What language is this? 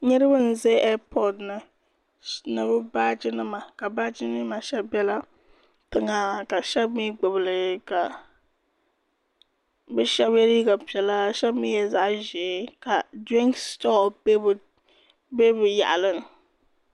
Dagbani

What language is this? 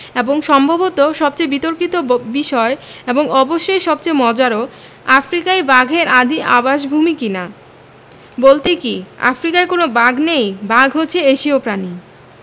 Bangla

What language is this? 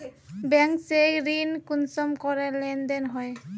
Magahi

